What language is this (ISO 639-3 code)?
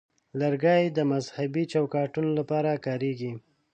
pus